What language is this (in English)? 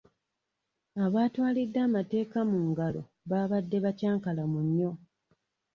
Ganda